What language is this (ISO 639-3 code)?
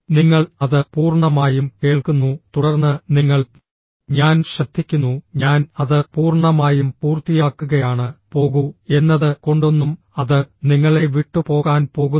mal